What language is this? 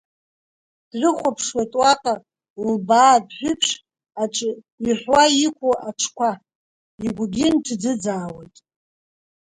Abkhazian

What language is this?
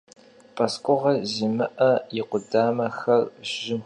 Kabardian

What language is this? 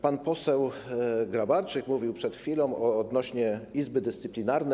Polish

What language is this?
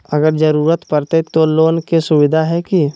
Magahi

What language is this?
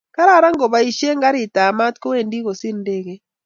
Kalenjin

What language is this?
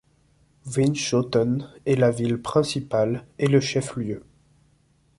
French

